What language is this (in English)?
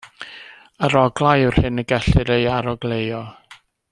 Welsh